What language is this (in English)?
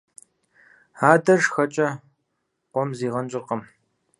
Kabardian